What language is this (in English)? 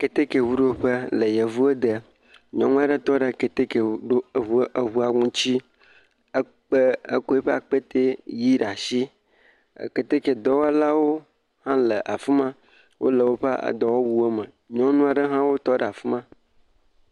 Ewe